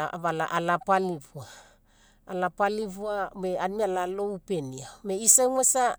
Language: Mekeo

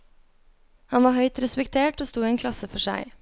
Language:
Norwegian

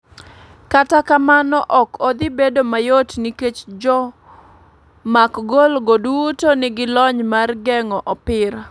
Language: Luo (Kenya and Tanzania)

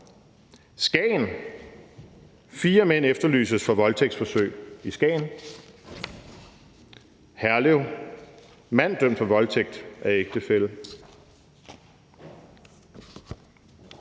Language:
Danish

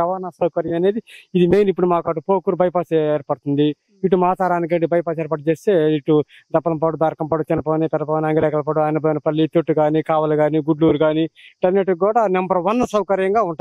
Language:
Telugu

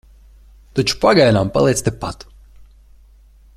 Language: Latvian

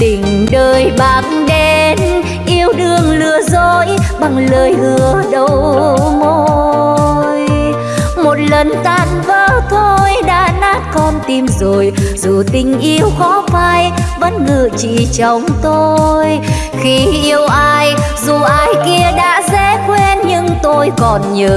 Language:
Vietnamese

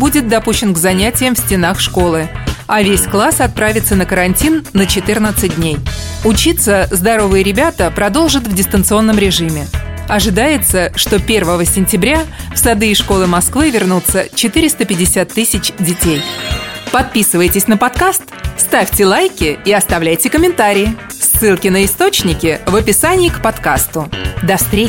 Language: Russian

